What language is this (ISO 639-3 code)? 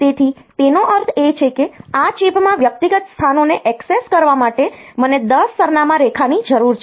guj